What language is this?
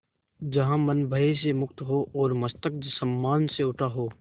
Hindi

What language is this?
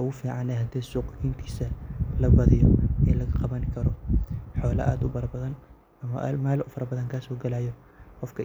Somali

